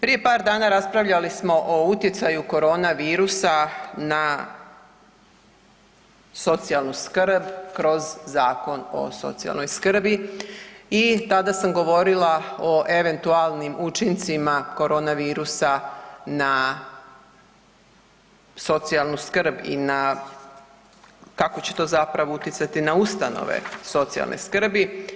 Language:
Croatian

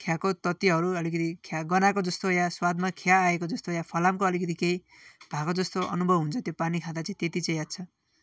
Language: Nepali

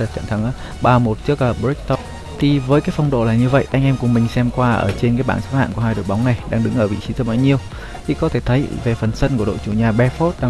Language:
Vietnamese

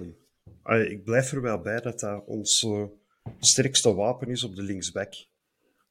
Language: Dutch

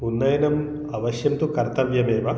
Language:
Sanskrit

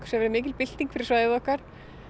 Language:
Icelandic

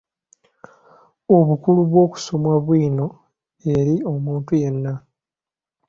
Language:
Ganda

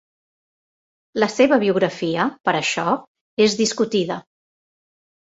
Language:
Catalan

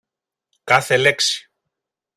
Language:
Greek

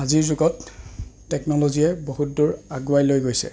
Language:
Assamese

